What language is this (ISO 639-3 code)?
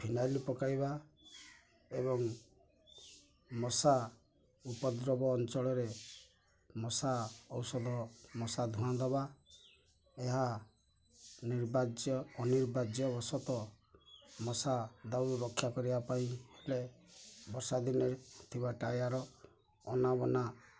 ori